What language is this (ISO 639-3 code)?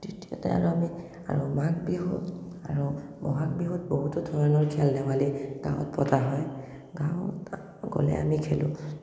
asm